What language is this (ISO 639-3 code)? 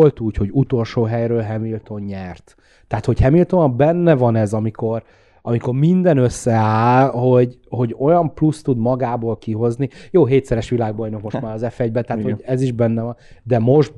hun